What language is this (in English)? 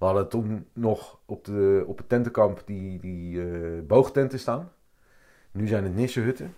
Dutch